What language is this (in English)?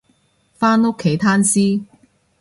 Cantonese